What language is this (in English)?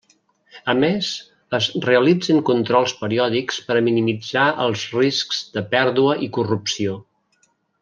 Catalan